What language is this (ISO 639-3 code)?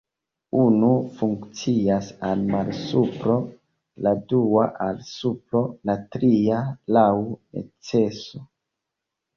epo